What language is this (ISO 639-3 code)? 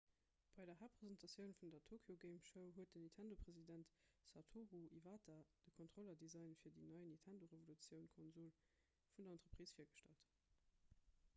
ltz